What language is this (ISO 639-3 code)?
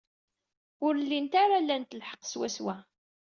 kab